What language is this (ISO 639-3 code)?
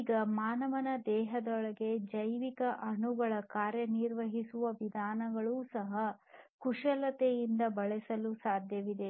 kan